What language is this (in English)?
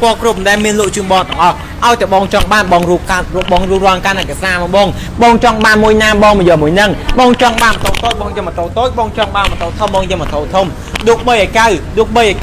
Thai